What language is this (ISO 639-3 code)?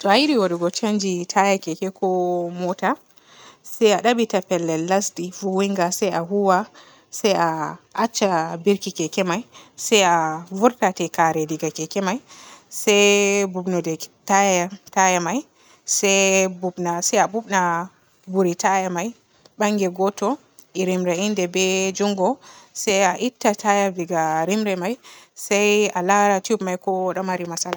fue